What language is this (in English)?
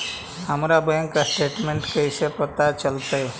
Magahi